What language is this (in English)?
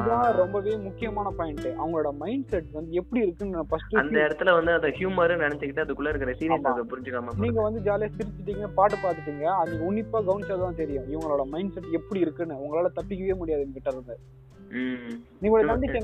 Tamil